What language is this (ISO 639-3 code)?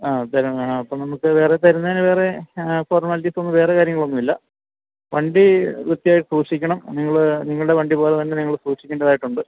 mal